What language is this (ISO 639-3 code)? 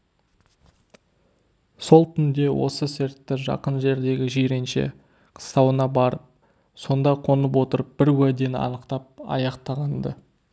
kaz